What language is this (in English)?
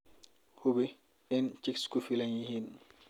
Somali